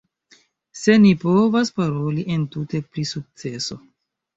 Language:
Esperanto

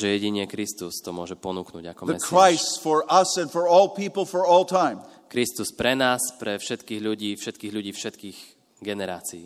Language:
Slovak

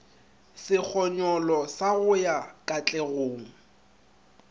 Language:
Northern Sotho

